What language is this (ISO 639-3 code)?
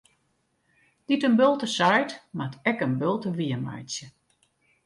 fry